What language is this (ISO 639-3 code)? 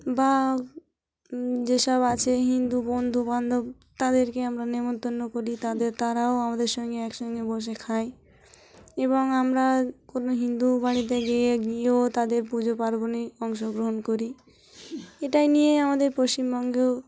ben